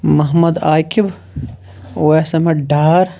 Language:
Kashmiri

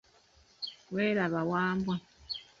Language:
Ganda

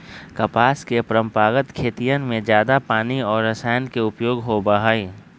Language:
Magahi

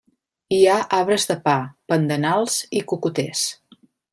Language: Catalan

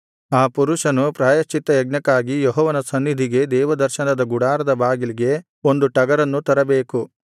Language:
Kannada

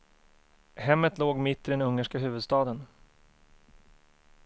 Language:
Swedish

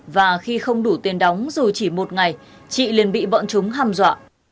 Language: Vietnamese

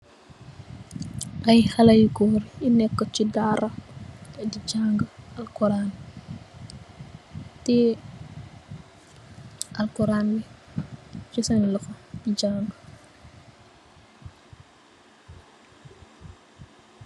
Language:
Wolof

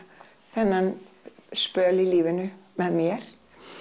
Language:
Icelandic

